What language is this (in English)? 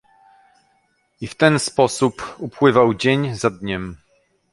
Polish